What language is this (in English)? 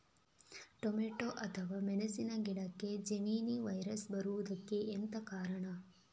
Kannada